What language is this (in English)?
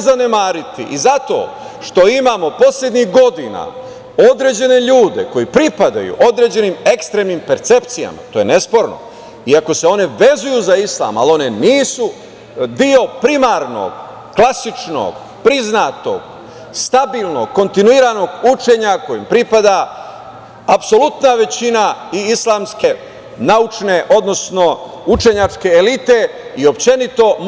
Serbian